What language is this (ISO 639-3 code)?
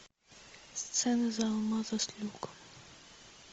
rus